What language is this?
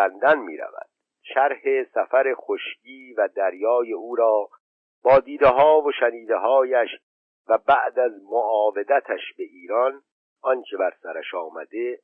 Persian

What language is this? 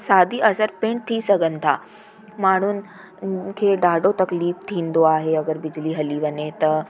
Sindhi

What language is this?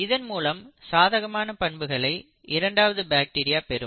Tamil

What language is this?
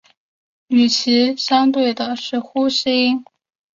Chinese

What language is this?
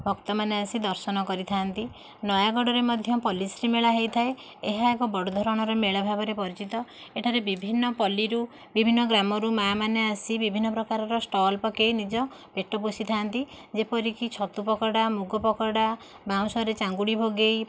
Odia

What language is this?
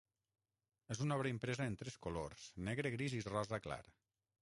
Catalan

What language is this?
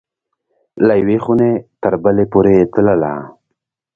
Pashto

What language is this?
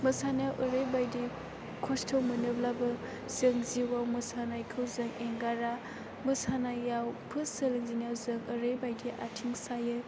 Bodo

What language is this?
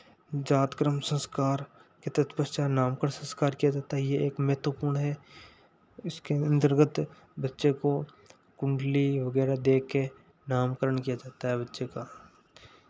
Hindi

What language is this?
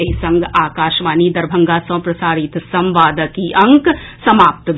Maithili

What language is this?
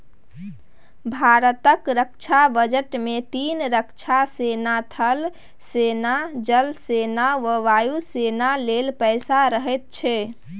Maithili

